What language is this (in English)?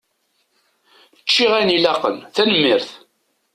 Kabyle